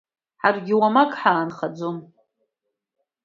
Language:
Abkhazian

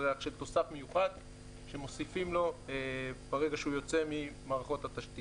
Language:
Hebrew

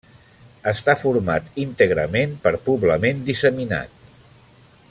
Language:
Catalan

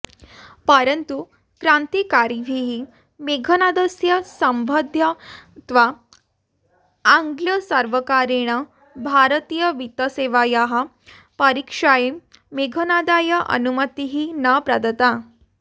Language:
Sanskrit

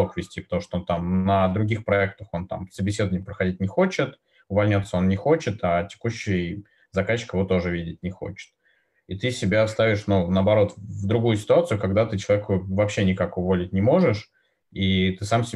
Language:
Russian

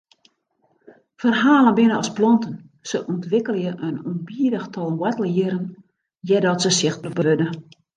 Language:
Western Frisian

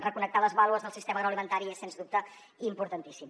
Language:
Catalan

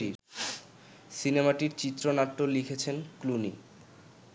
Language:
Bangla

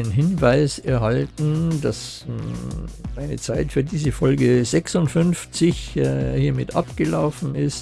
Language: German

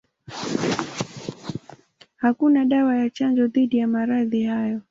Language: Swahili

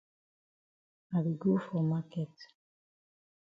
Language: Cameroon Pidgin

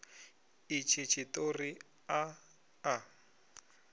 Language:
Venda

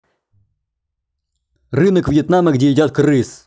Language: Russian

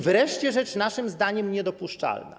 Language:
Polish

